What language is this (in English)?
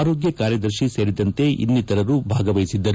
Kannada